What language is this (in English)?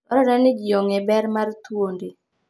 Luo (Kenya and Tanzania)